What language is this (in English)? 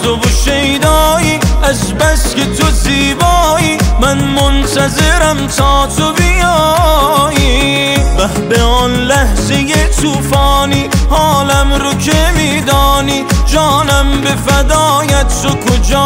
Persian